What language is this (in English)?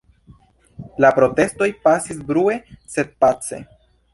Esperanto